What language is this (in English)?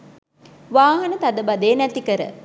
Sinhala